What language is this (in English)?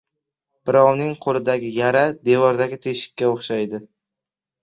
Uzbek